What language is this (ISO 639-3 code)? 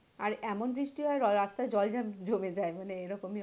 ben